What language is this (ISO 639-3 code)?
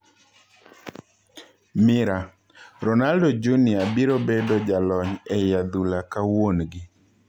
luo